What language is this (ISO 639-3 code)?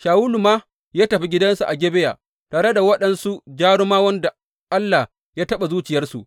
hau